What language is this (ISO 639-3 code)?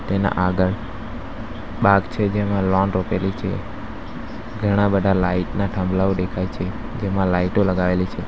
guj